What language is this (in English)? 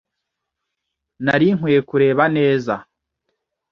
Kinyarwanda